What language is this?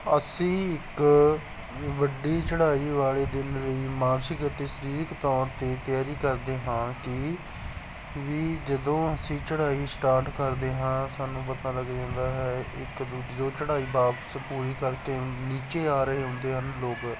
Punjabi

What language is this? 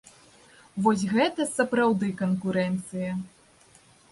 Belarusian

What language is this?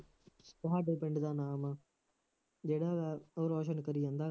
Punjabi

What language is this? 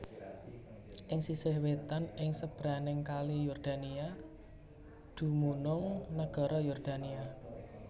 Javanese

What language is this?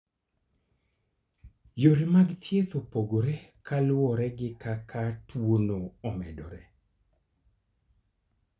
Luo (Kenya and Tanzania)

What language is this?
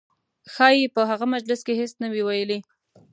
Pashto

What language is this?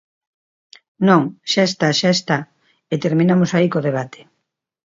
Galician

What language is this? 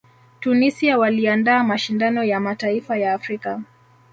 Swahili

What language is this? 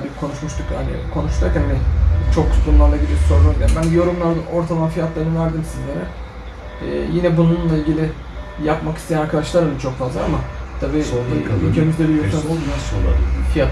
Turkish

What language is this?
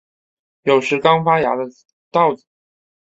Chinese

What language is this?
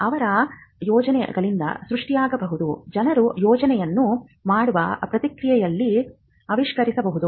Kannada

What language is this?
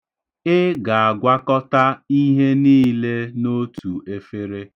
Igbo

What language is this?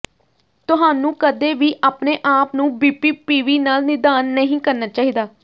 Punjabi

